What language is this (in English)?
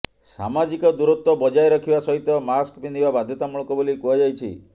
Odia